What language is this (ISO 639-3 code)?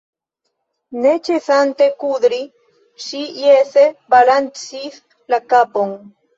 epo